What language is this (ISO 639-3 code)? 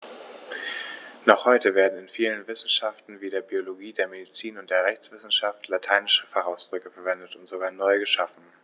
deu